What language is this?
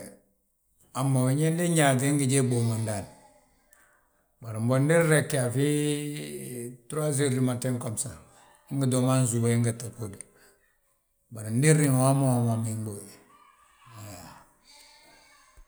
Balanta-Ganja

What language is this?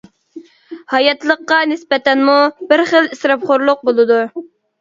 Uyghur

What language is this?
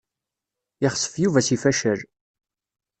Kabyle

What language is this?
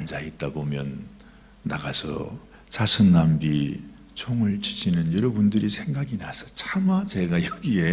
Korean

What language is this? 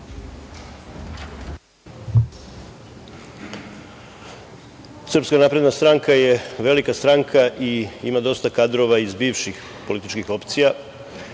Serbian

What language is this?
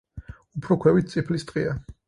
Georgian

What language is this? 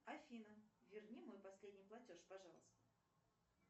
Russian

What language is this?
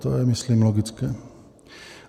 Czech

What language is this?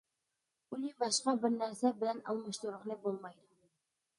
Uyghur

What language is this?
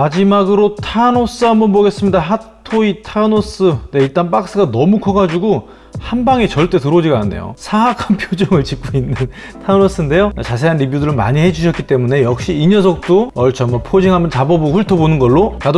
Korean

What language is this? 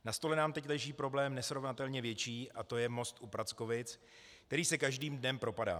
Czech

